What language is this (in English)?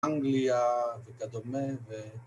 Hebrew